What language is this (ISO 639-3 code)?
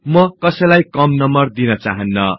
nep